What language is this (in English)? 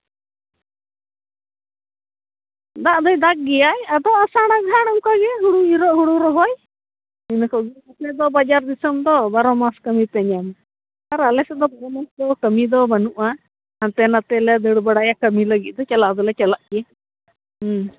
Santali